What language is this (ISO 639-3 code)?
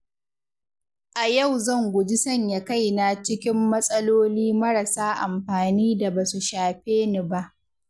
hau